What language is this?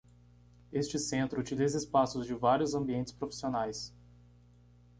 Portuguese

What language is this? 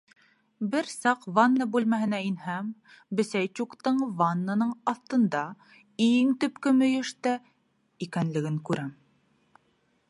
Bashkir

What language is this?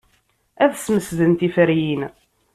Kabyle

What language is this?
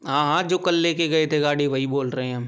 Hindi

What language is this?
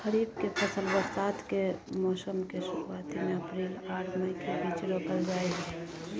Maithili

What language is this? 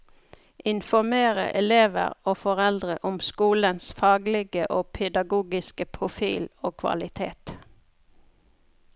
Norwegian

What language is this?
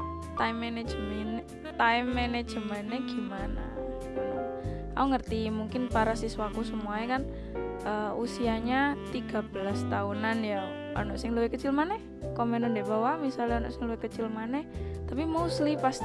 Indonesian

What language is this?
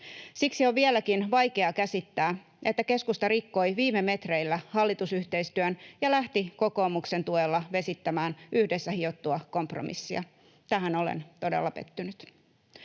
Finnish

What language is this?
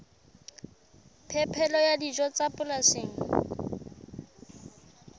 Southern Sotho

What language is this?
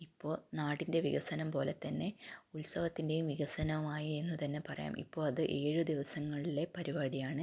Malayalam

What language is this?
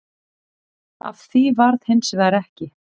Icelandic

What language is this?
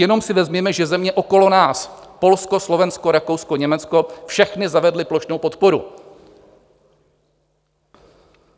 Czech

